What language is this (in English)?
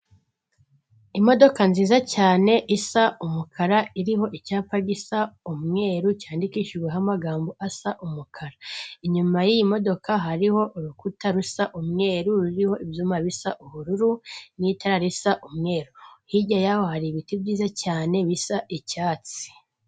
Kinyarwanda